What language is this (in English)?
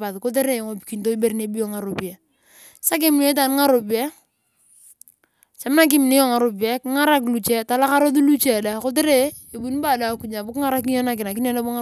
Turkana